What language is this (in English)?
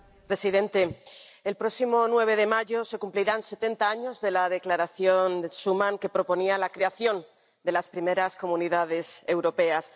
Spanish